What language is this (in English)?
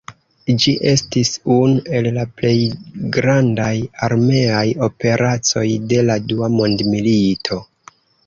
Esperanto